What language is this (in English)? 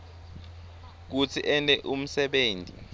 Swati